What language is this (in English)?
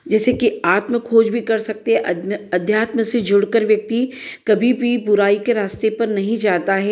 Hindi